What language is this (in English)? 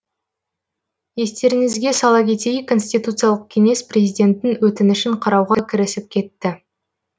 Kazakh